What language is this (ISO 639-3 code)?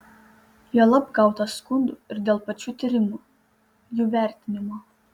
lit